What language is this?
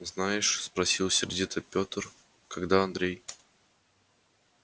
Russian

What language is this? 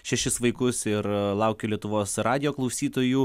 Lithuanian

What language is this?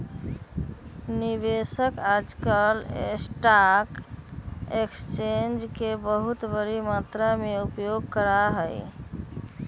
Magahi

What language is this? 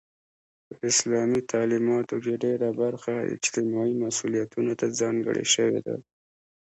Pashto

